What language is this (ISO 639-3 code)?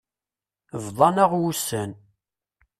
kab